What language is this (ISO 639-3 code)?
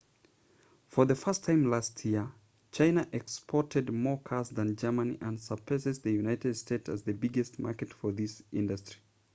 eng